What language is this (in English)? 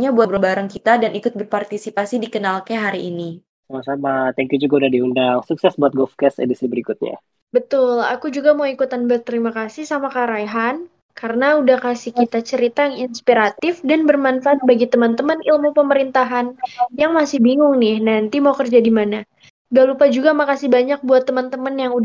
Indonesian